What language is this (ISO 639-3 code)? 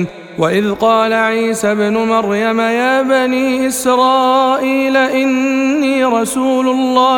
ara